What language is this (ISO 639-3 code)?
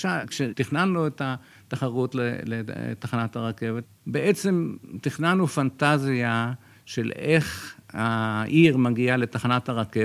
heb